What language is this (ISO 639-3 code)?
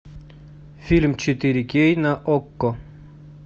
rus